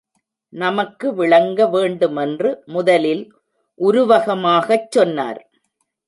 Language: Tamil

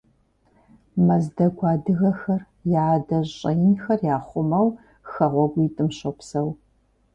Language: Kabardian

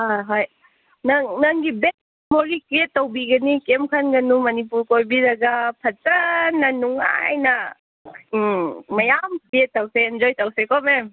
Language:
Manipuri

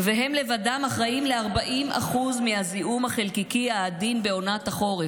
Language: Hebrew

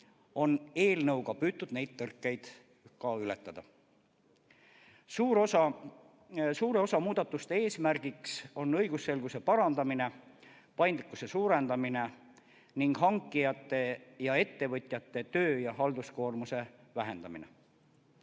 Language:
Estonian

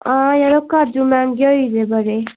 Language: Dogri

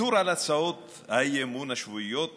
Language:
Hebrew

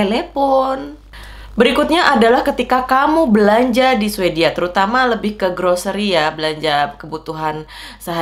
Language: Indonesian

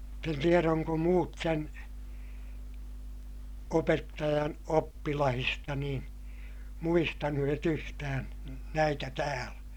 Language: Finnish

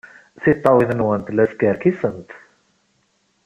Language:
Kabyle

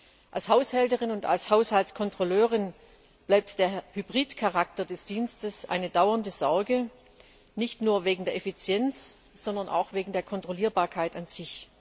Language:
German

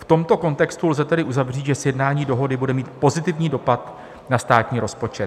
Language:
Czech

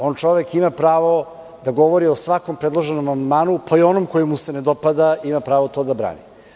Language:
Serbian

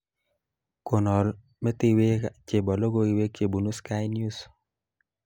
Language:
Kalenjin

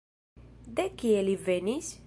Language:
Esperanto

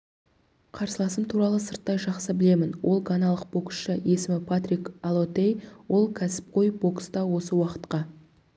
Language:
Kazakh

